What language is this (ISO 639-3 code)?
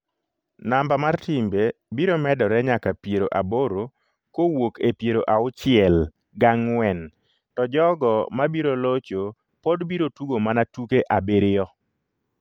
luo